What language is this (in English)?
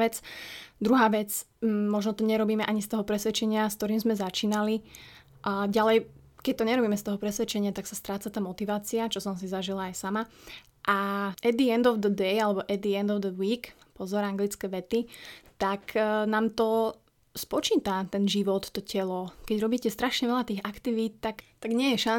Slovak